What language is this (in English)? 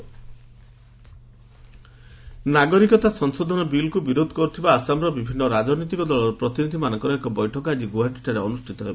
Odia